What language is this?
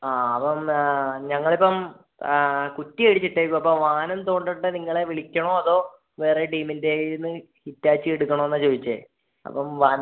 Malayalam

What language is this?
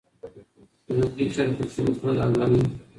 Pashto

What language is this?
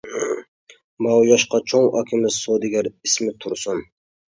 Uyghur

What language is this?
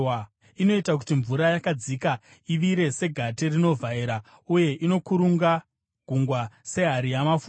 Shona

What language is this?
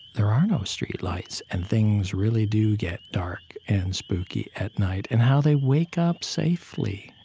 English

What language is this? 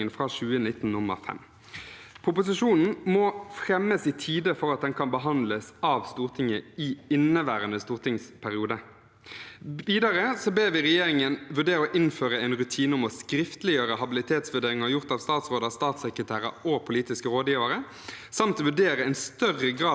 Norwegian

